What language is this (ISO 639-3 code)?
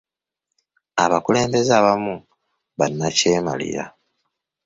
lug